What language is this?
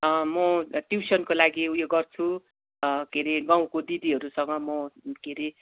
Nepali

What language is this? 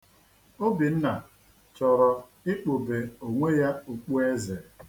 Igbo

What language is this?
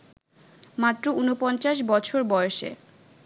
Bangla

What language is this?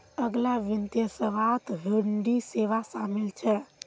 Magahi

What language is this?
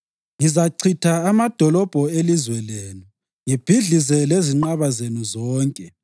North Ndebele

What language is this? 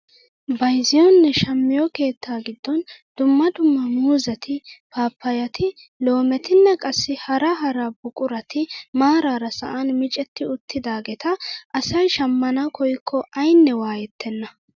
Wolaytta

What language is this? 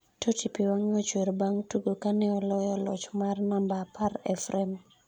Luo (Kenya and Tanzania)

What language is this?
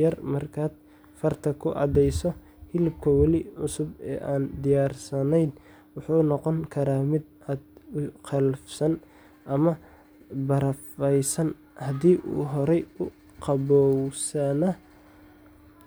Somali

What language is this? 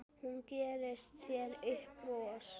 Icelandic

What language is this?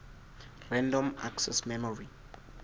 Southern Sotho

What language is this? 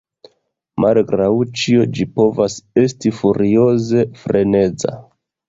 Esperanto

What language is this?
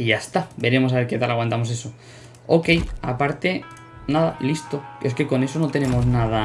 Spanish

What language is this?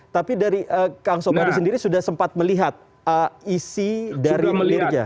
Indonesian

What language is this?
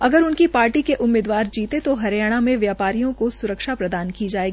Hindi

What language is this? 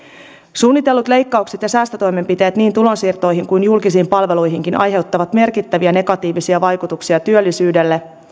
Finnish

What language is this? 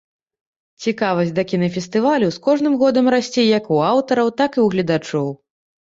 Belarusian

